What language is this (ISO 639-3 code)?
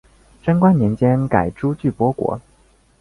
zho